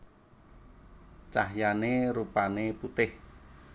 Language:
Javanese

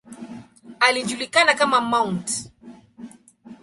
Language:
Swahili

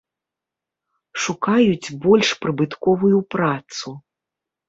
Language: Belarusian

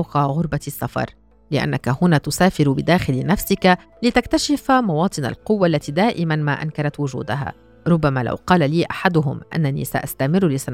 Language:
Arabic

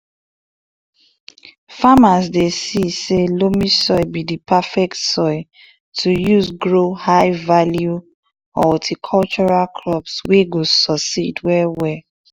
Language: Nigerian Pidgin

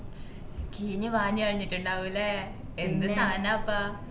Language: Malayalam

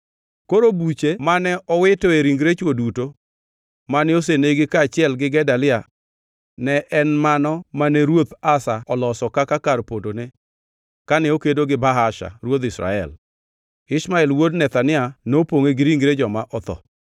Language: Luo (Kenya and Tanzania)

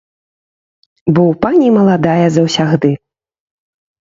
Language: Belarusian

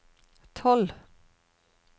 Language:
Norwegian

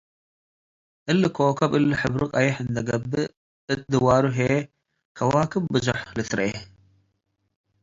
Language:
Tigre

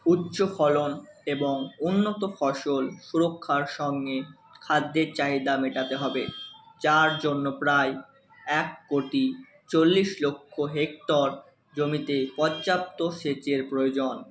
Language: Bangla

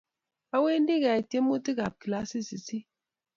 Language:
Kalenjin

